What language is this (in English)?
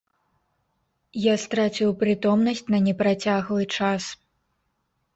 Belarusian